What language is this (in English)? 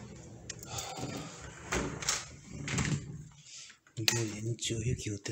Japanese